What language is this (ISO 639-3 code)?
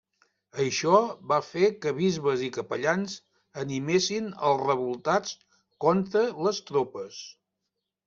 cat